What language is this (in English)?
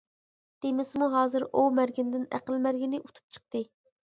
Uyghur